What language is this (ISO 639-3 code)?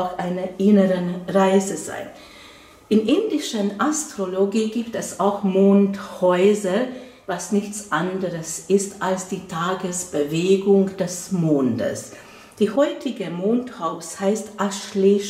deu